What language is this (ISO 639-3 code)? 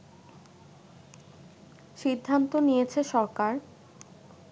ben